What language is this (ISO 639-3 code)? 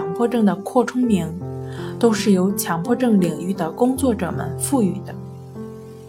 zho